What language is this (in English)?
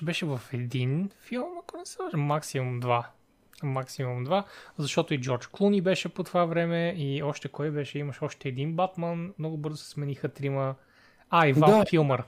Bulgarian